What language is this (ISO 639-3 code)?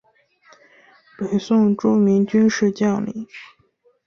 zho